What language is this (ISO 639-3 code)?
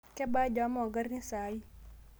mas